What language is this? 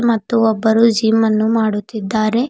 Kannada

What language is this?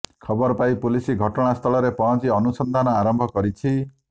Odia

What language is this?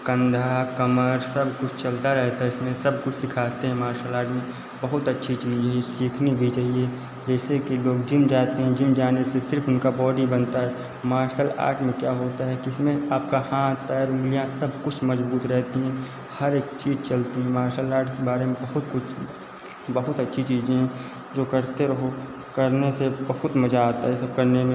Hindi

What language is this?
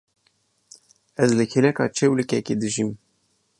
Kurdish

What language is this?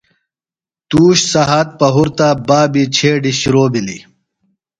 Phalura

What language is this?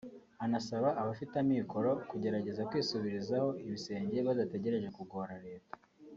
Kinyarwanda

